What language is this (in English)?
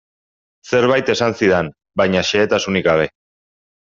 Basque